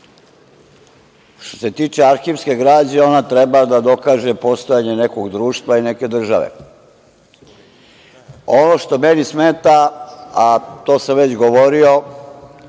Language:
Serbian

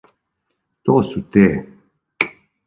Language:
Serbian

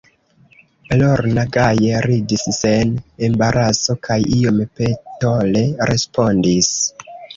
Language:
Esperanto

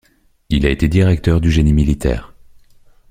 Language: French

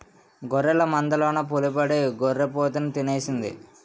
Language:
Telugu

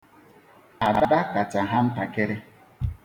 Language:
Igbo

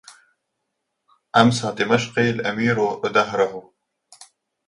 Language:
Arabic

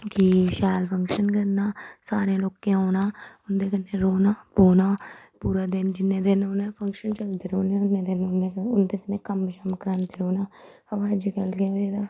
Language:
Dogri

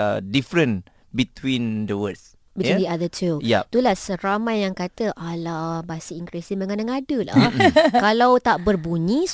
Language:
Malay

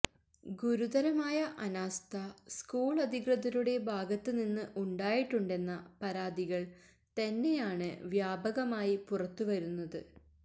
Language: Malayalam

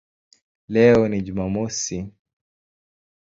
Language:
Swahili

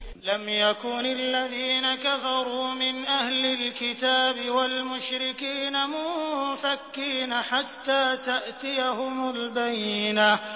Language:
Arabic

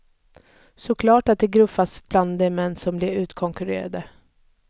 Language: Swedish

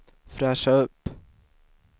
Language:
Swedish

